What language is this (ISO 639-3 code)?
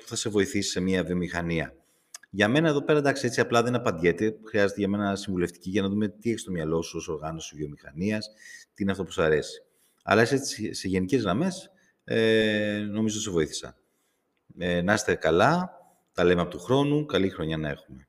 ell